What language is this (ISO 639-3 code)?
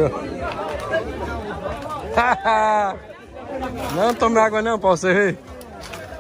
por